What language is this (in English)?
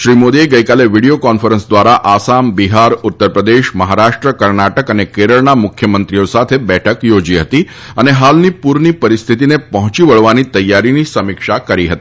Gujarati